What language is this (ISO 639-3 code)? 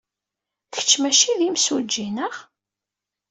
kab